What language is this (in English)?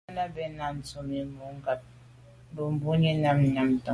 Medumba